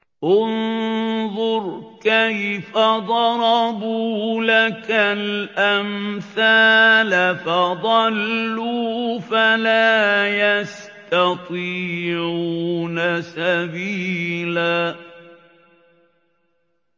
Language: Arabic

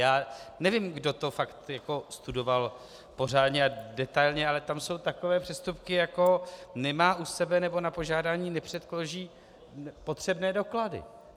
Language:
Czech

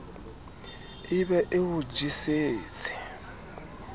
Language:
Southern Sotho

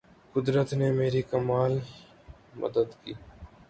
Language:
Urdu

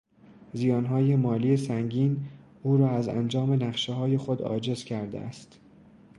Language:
Persian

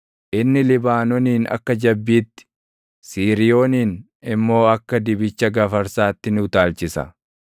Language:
Oromo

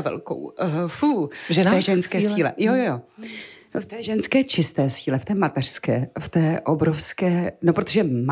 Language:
Czech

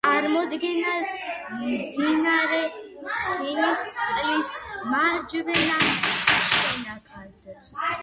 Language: Georgian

